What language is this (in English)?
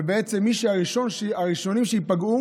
Hebrew